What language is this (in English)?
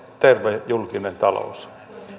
Finnish